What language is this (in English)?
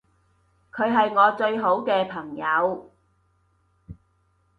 Cantonese